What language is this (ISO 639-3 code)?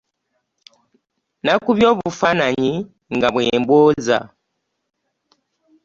lug